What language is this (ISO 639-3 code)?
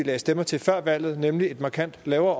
dan